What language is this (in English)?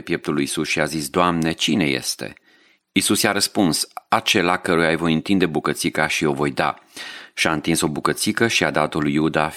Romanian